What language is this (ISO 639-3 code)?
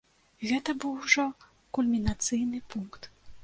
bel